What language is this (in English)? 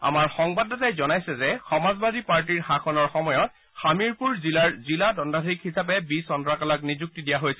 Assamese